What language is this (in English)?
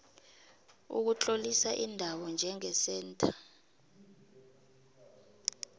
South Ndebele